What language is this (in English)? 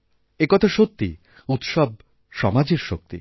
Bangla